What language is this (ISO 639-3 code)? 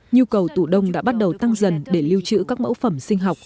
vie